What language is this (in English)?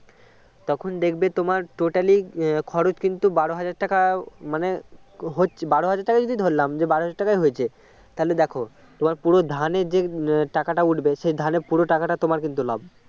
Bangla